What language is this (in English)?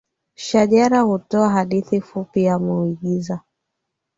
Swahili